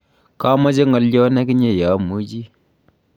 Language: Kalenjin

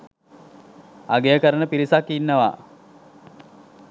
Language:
Sinhala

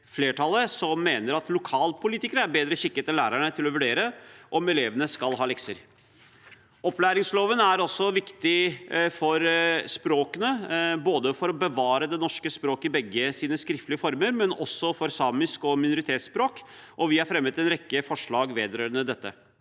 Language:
Norwegian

